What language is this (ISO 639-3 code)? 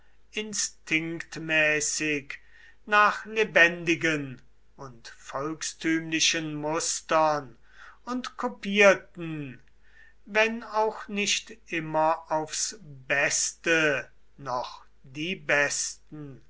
deu